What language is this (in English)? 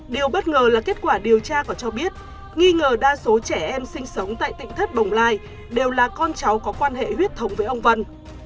Vietnamese